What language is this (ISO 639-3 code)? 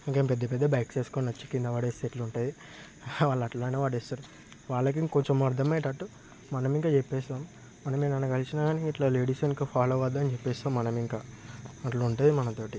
tel